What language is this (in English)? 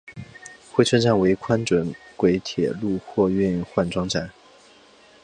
Chinese